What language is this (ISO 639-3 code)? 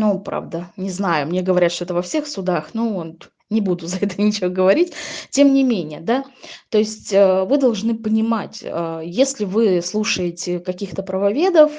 rus